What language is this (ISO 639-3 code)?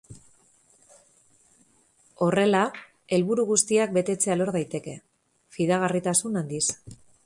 eus